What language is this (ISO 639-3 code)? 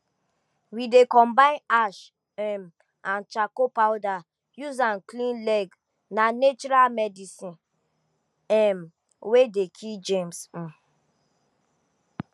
pcm